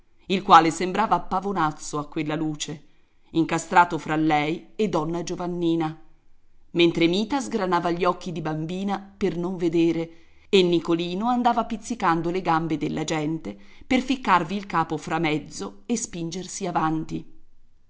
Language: Italian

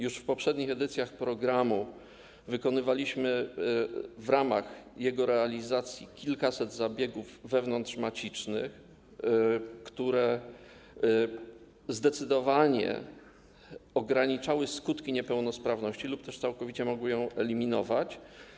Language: Polish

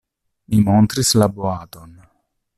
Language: Esperanto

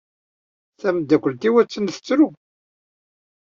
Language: Kabyle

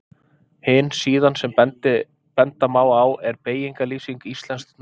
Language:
Icelandic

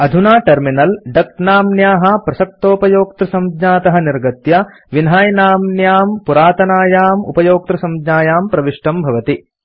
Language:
Sanskrit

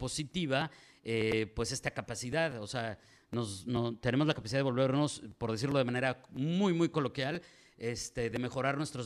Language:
Spanish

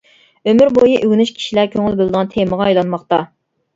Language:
Uyghur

